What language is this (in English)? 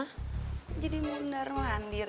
Indonesian